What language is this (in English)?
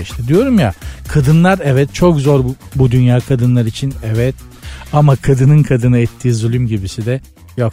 Turkish